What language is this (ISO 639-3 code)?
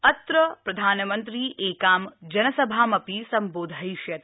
san